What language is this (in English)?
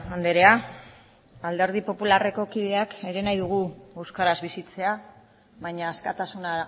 Basque